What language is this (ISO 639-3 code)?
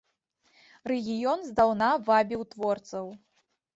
bel